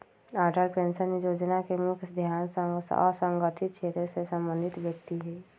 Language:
Magahi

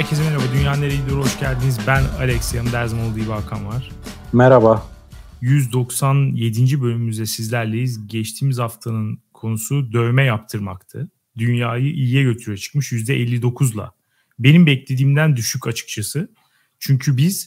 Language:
Turkish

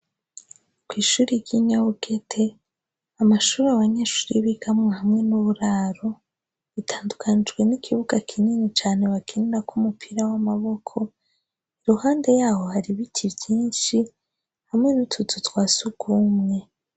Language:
Rundi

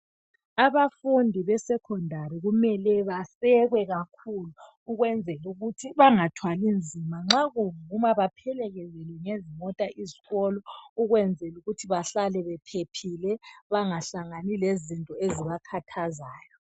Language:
North Ndebele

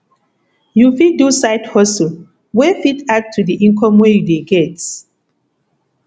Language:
Nigerian Pidgin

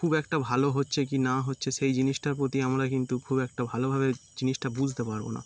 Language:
Bangla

